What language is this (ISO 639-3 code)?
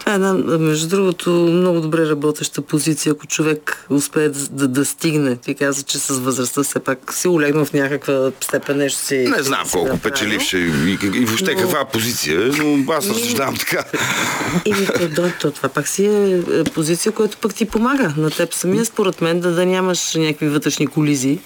bul